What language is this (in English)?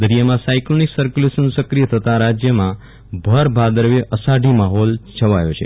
Gujarati